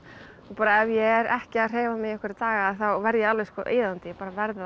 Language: Icelandic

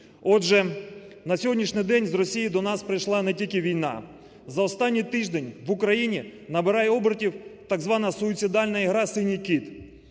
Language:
Ukrainian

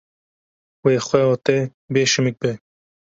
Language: Kurdish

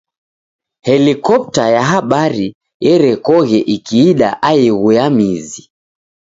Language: Taita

